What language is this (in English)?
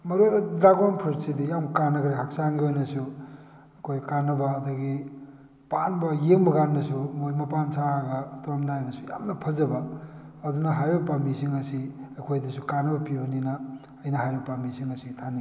Manipuri